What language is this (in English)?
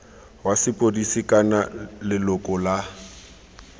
Tswana